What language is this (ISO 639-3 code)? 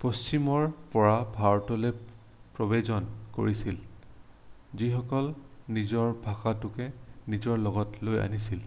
asm